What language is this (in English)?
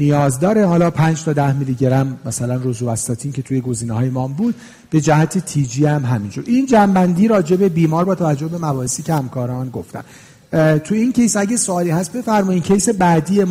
Persian